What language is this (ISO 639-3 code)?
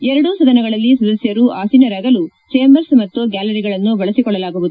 kan